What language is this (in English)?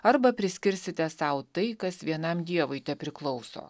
Lithuanian